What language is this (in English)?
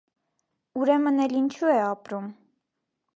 Armenian